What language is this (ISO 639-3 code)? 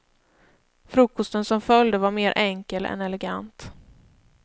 swe